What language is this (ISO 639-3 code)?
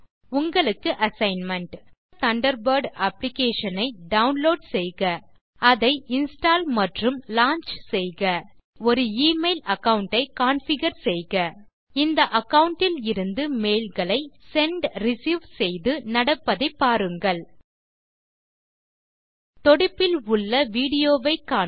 tam